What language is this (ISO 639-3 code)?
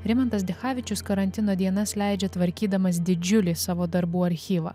lit